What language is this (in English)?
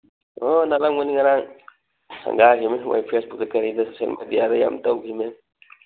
Manipuri